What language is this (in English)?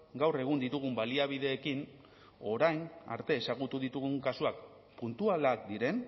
Basque